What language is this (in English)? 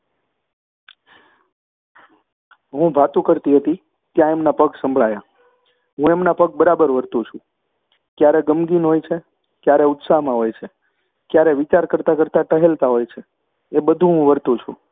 Gujarati